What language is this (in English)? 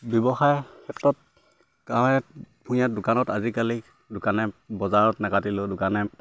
Assamese